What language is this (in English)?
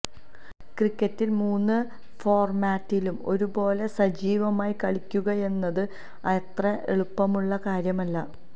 Malayalam